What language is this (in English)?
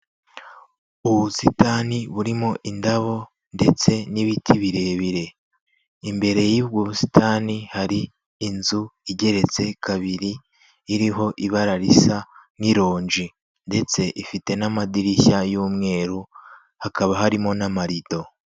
Kinyarwanda